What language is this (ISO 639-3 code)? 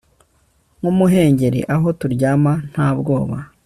kin